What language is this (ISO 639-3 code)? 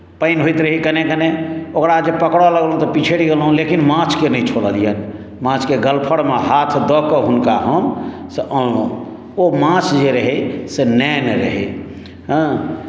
mai